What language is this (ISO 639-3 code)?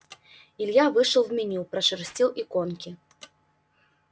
rus